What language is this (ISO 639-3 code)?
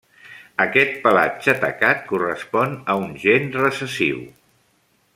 cat